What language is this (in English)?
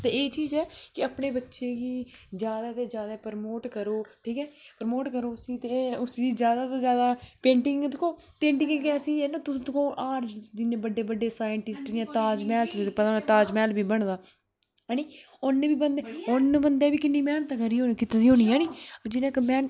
Dogri